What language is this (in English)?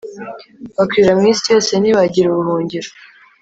Kinyarwanda